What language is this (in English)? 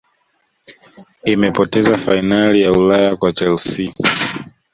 Swahili